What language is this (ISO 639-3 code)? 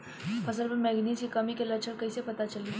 bho